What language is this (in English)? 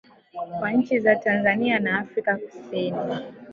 Swahili